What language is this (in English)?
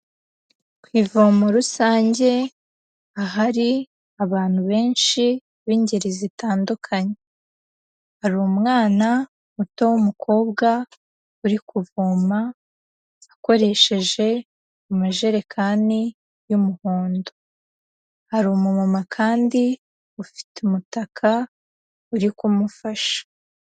Kinyarwanda